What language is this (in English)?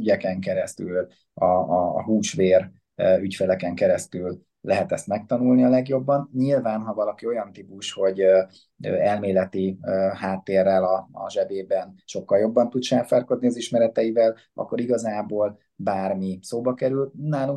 Hungarian